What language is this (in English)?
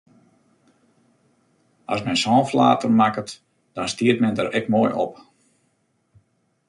Western Frisian